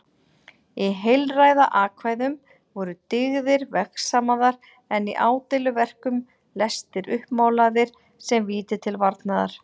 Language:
Icelandic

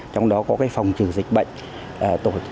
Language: Vietnamese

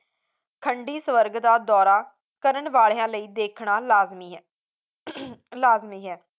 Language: Punjabi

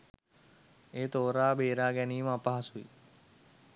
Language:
Sinhala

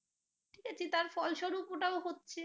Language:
Bangla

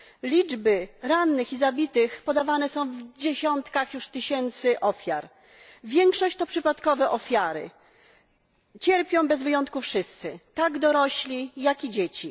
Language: Polish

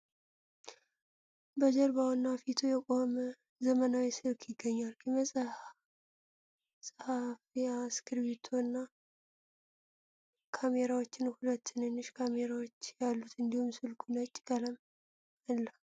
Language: Amharic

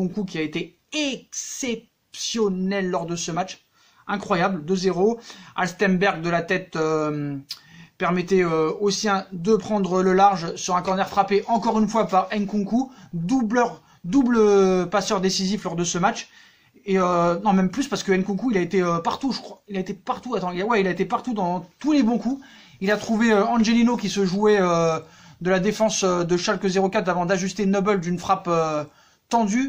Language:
French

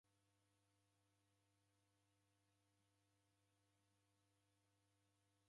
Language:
Taita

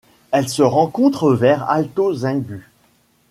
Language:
French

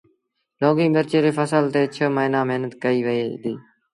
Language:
Sindhi Bhil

